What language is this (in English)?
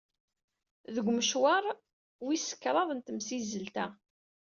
Kabyle